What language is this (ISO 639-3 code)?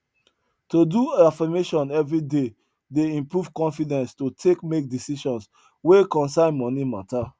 pcm